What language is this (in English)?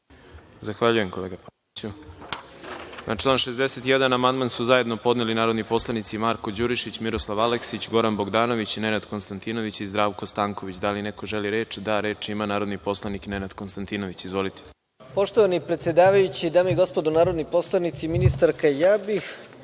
Serbian